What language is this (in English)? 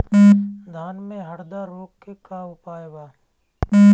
Bhojpuri